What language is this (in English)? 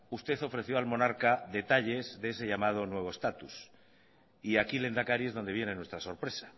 Spanish